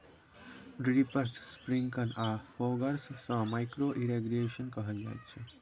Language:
Maithili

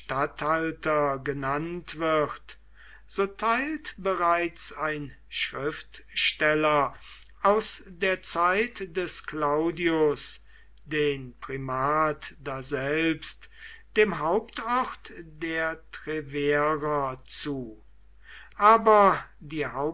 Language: German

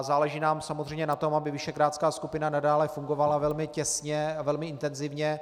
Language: Czech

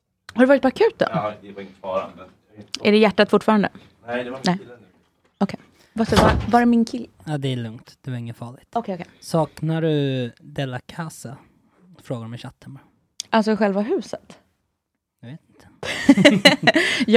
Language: Swedish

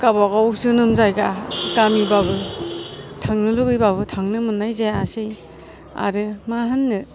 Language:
Bodo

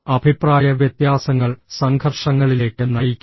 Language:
Malayalam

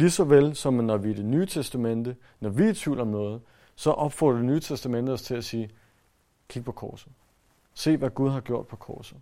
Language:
Danish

